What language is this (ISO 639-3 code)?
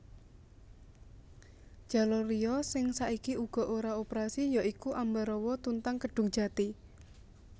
jav